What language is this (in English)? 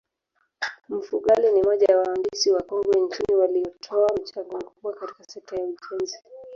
Swahili